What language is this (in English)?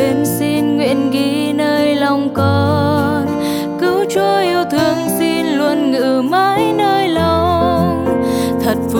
Vietnamese